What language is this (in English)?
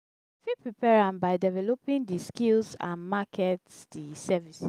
Nigerian Pidgin